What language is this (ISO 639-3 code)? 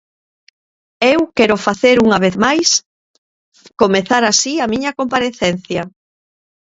glg